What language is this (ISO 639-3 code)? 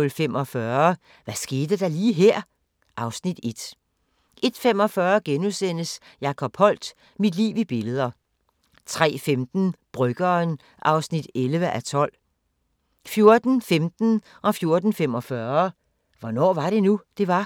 dan